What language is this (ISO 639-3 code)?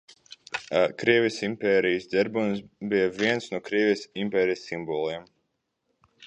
lav